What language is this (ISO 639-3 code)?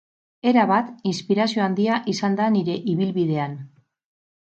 eus